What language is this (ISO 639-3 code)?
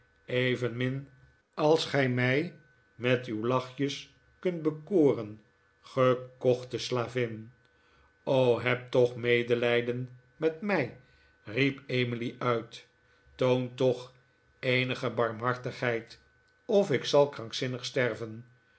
nld